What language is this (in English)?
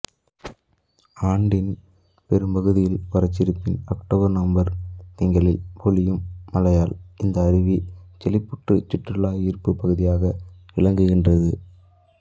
Tamil